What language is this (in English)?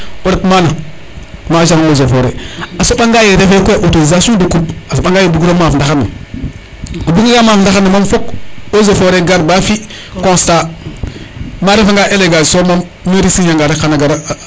Serer